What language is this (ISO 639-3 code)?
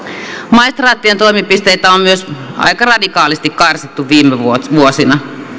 fin